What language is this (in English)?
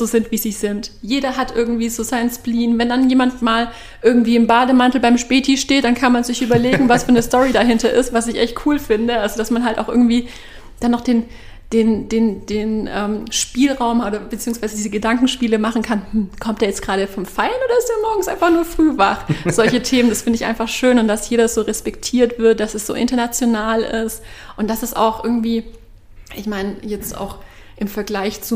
German